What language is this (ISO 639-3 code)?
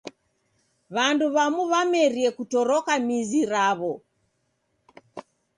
dav